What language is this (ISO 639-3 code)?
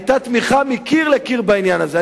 heb